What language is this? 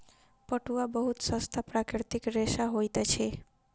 Maithili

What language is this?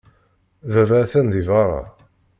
Kabyle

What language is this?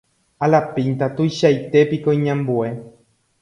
Guarani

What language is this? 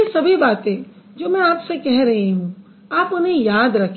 Hindi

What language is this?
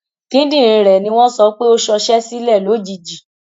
Yoruba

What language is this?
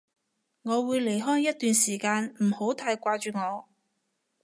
Cantonese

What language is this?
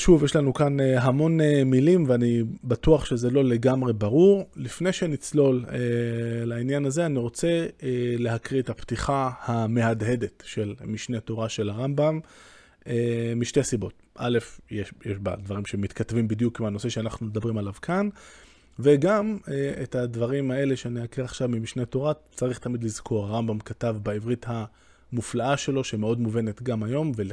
Hebrew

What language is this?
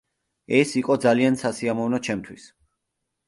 Georgian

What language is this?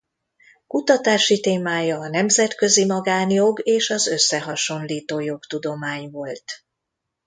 Hungarian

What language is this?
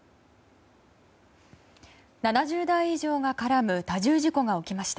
Japanese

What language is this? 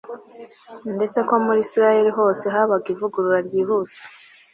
Kinyarwanda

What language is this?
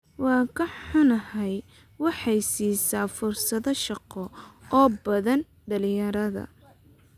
Somali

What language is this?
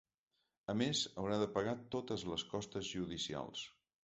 Catalan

